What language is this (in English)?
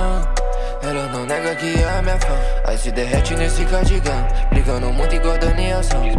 Portuguese